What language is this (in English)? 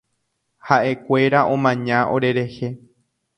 Guarani